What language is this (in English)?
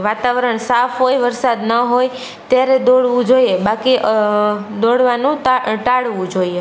Gujarati